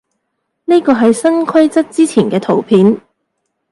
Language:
Cantonese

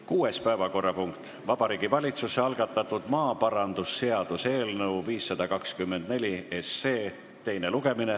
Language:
Estonian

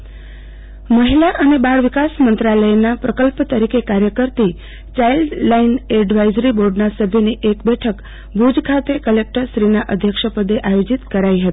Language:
Gujarati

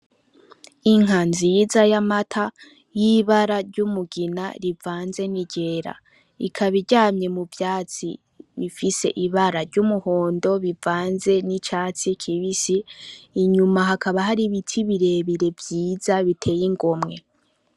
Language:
Rundi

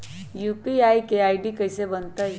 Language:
Magahi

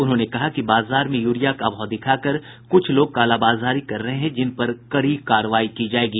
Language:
Hindi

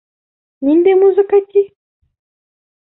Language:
Bashkir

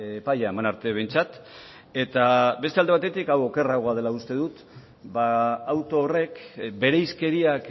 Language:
Basque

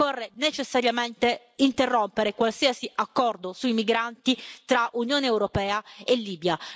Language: Italian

